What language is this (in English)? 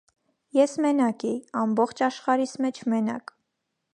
Armenian